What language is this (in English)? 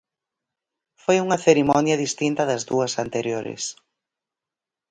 Galician